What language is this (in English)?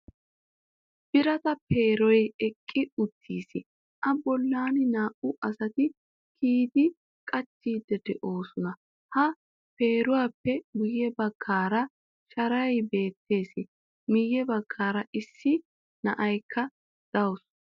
Wolaytta